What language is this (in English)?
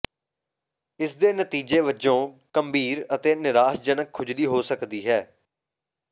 Punjabi